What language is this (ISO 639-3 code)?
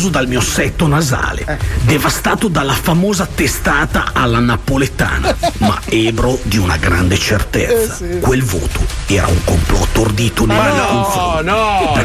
ita